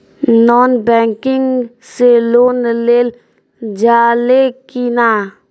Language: Bhojpuri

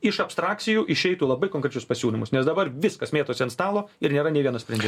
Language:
Lithuanian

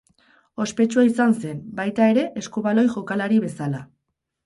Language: Basque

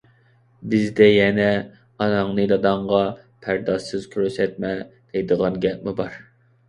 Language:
Uyghur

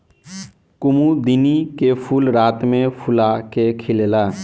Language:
Bhojpuri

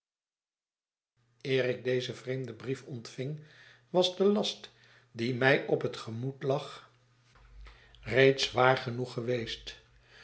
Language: Dutch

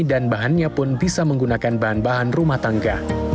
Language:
Indonesian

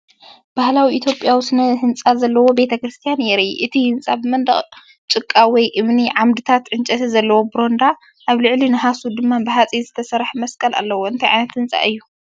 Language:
Tigrinya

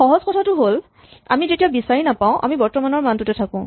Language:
Assamese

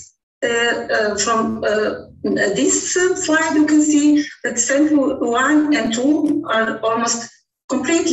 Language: English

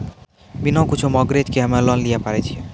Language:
Maithili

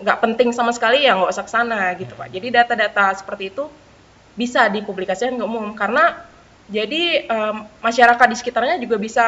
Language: Indonesian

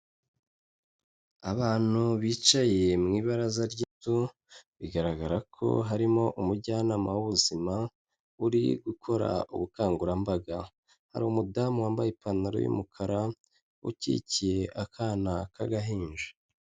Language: Kinyarwanda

